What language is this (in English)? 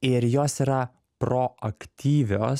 Lithuanian